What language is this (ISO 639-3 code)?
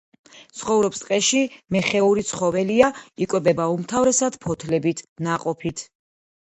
kat